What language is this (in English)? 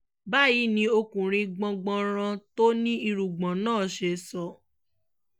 Yoruba